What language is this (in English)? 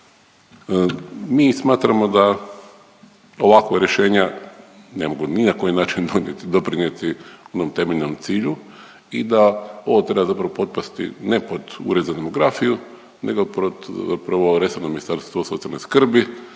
Croatian